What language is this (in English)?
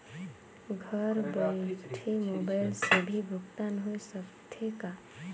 Chhattisgarhi